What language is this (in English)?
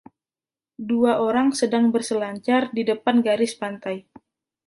Indonesian